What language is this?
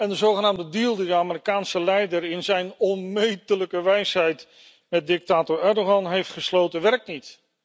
Dutch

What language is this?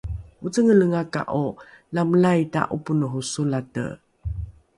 Rukai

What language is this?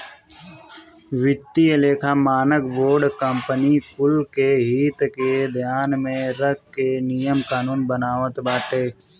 Bhojpuri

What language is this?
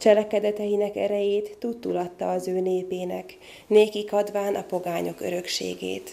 Hungarian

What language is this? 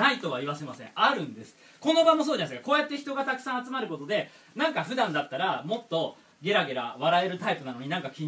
Japanese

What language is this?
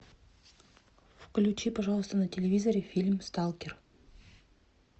Russian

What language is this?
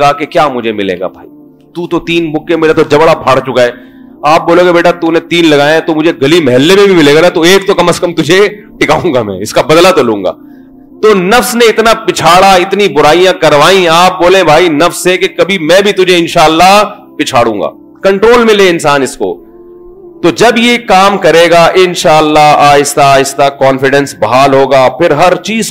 Urdu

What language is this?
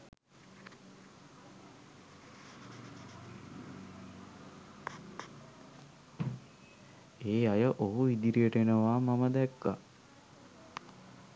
Sinhala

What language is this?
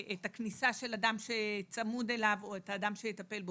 Hebrew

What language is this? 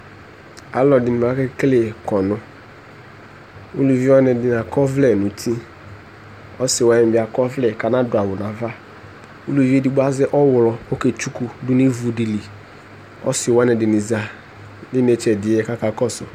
Ikposo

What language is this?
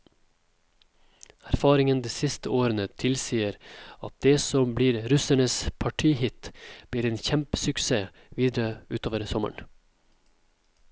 Norwegian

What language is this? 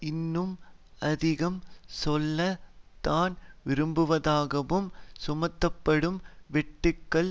Tamil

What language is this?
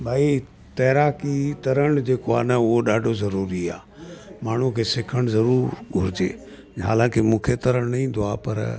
Sindhi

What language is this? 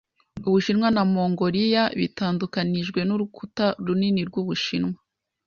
Kinyarwanda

